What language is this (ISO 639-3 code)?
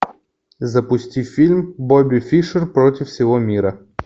rus